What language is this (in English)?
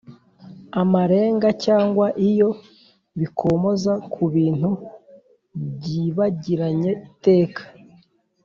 Kinyarwanda